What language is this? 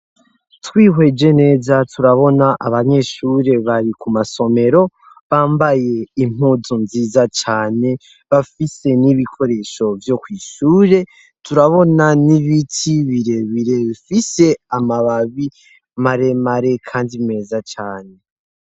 Rundi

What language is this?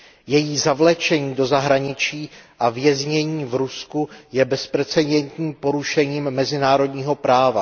Czech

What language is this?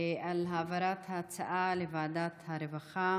Hebrew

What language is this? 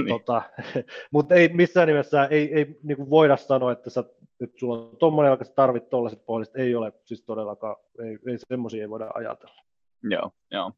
Finnish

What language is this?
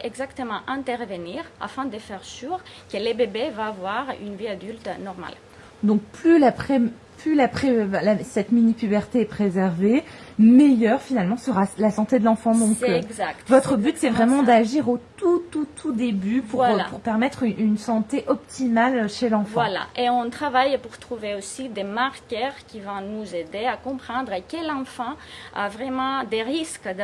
French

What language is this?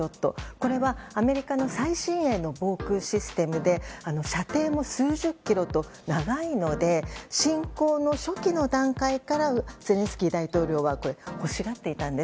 Japanese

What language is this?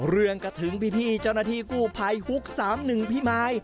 Thai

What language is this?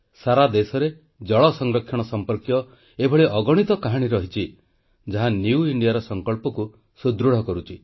Odia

